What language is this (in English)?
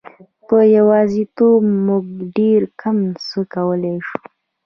Pashto